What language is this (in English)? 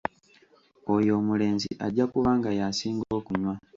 Ganda